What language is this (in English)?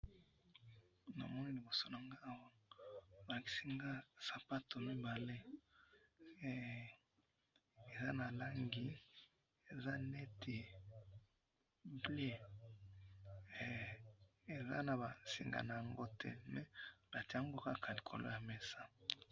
Lingala